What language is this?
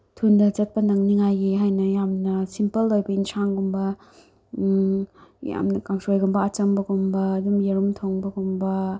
Manipuri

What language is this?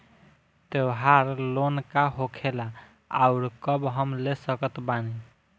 Bhojpuri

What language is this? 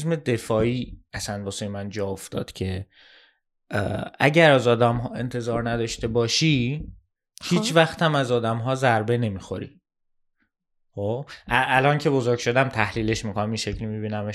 Persian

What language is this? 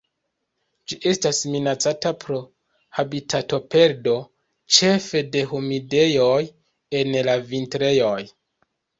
Esperanto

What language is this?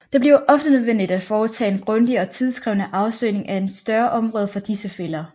Danish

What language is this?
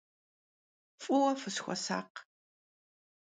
Kabardian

